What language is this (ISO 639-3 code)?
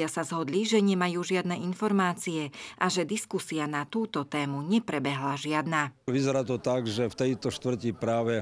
slk